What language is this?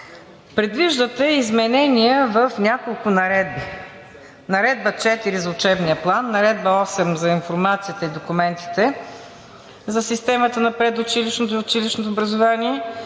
Bulgarian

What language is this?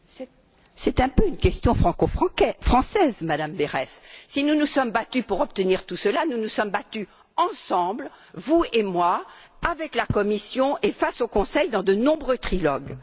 French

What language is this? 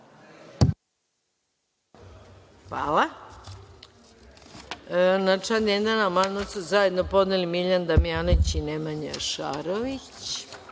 Serbian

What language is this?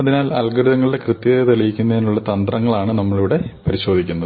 Malayalam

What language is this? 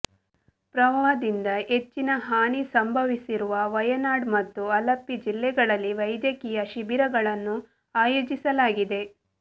Kannada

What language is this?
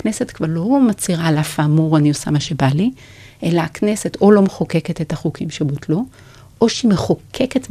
Hebrew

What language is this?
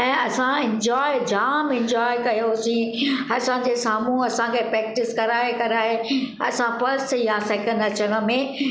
Sindhi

